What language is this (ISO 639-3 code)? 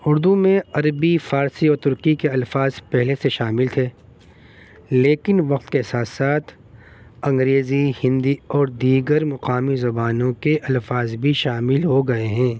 urd